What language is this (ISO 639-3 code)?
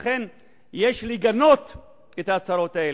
heb